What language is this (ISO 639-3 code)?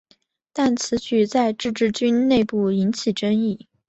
zho